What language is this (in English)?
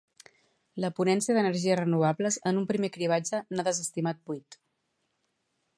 Catalan